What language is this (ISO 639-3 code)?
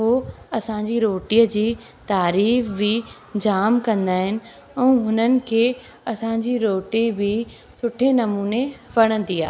snd